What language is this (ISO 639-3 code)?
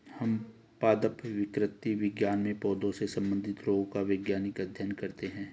hin